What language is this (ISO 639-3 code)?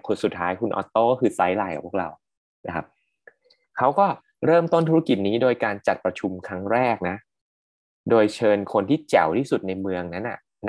tha